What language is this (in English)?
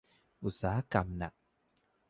Thai